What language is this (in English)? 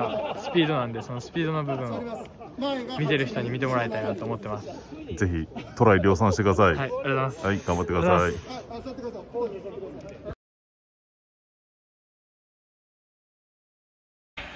Japanese